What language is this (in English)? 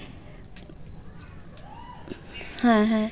Bangla